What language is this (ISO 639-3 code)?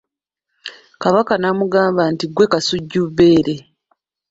lug